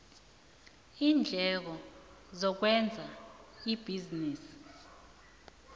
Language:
South Ndebele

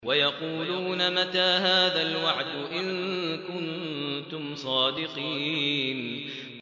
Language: Arabic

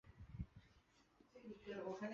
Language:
Chinese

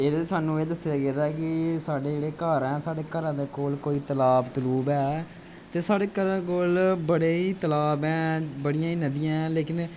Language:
Dogri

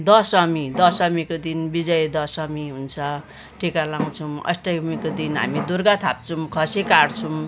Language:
Nepali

